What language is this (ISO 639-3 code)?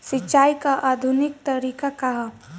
bho